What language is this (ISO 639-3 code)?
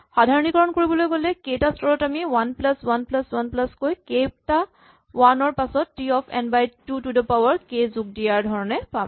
asm